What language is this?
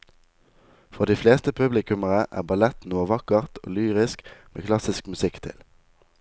Norwegian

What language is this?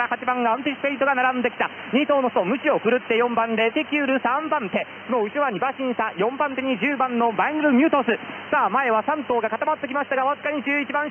Japanese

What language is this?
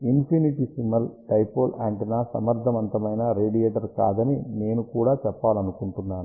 Telugu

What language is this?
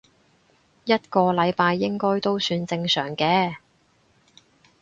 Cantonese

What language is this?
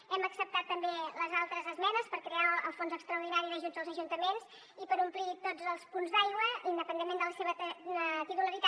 Catalan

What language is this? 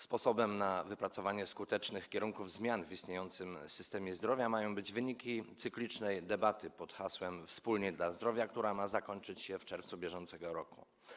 Polish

